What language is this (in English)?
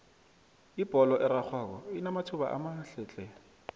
South Ndebele